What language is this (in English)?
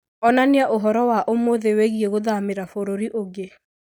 Kikuyu